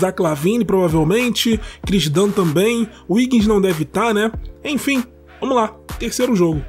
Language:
Portuguese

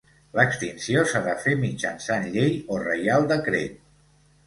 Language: Catalan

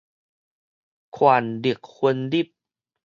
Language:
Min Nan Chinese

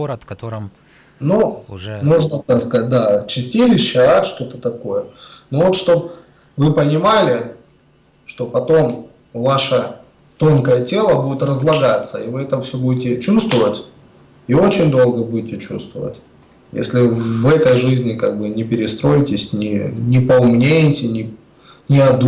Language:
Russian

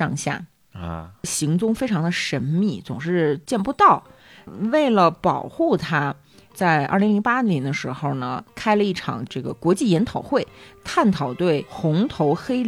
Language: Chinese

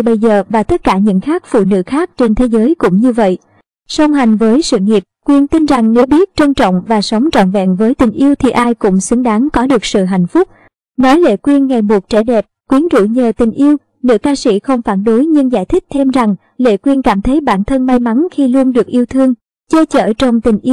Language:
Vietnamese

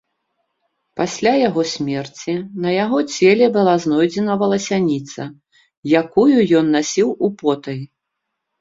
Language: Belarusian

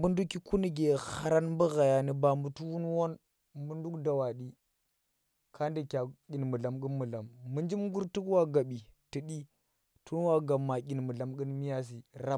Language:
Tera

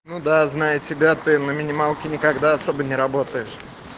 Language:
Russian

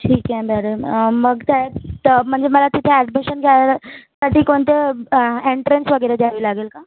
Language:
Marathi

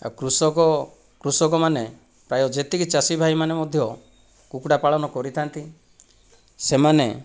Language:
Odia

